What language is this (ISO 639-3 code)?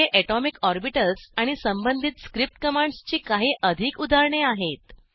mar